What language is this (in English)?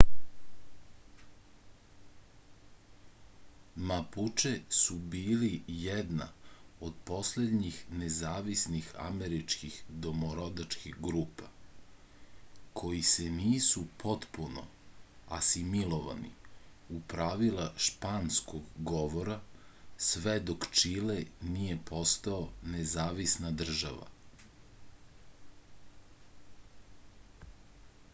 Serbian